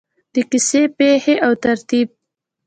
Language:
Pashto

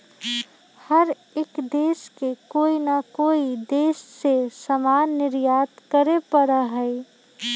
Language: Magahi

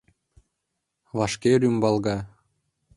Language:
Mari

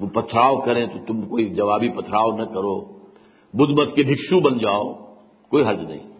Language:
Urdu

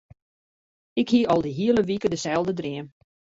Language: Western Frisian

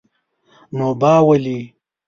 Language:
Pashto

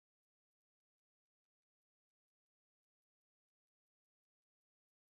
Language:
Kinyarwanda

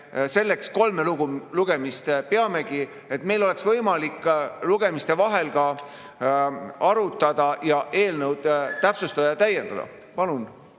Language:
Estonian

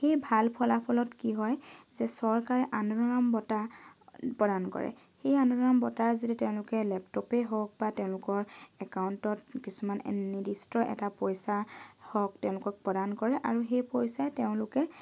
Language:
Assamese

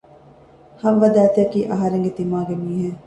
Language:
Divehi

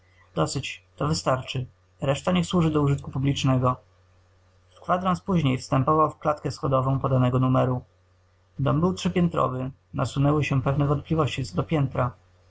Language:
Polish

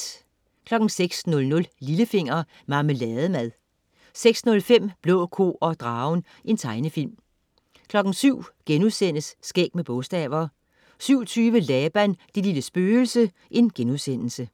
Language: Danish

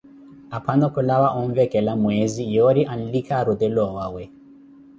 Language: Koti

